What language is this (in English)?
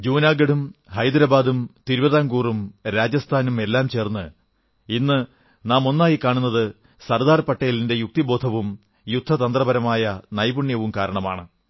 Malayalam